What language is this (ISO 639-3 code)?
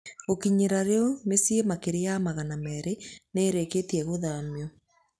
kik